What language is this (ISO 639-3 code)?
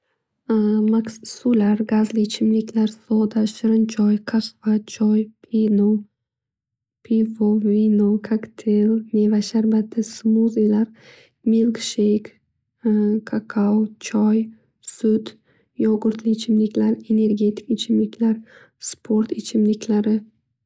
uzb